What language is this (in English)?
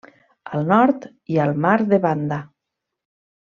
Catalan